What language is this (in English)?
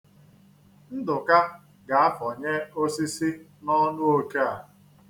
Igbo